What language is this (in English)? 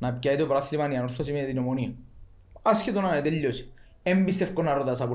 Greek